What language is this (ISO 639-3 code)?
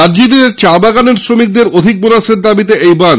ben